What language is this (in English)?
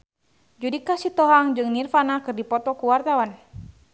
Sundanese